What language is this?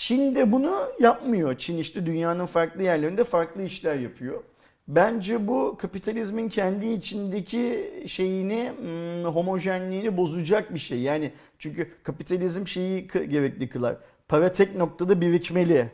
Turkish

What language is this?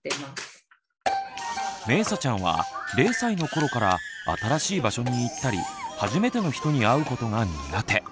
Japanese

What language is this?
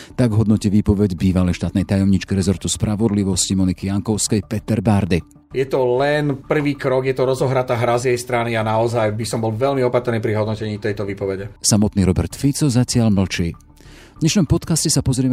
Slovak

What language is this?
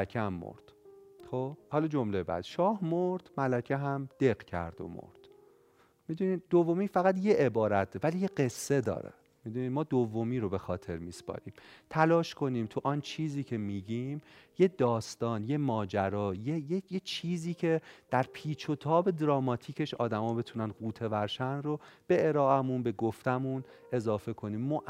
Persian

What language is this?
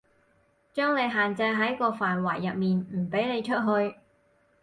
Cantonese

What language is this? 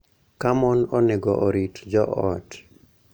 Luo (Kenya and Tanzania)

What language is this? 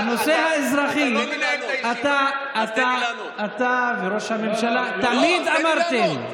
Hebrew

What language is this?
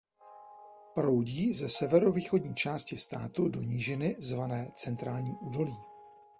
Czech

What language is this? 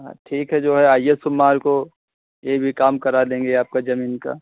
Hindi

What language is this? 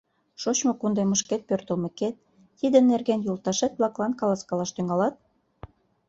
Mari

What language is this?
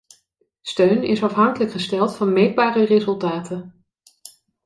Dutch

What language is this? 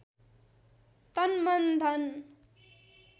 Nepali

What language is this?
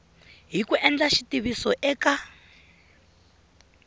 Tsonga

